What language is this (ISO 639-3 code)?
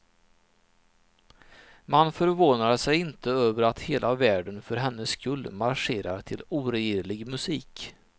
swe